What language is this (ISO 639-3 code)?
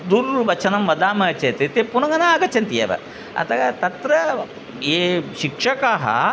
san